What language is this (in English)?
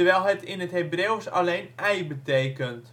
Dutch